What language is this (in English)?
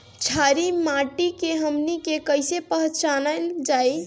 Bhojpuri